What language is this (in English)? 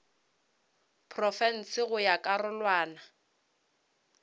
Northern Sotho